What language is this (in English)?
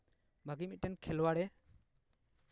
Santali